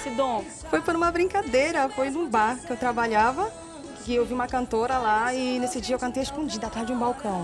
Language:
Portuguese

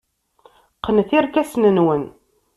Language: Kabyle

